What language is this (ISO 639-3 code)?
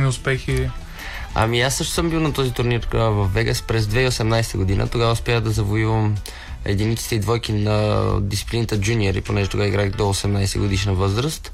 bul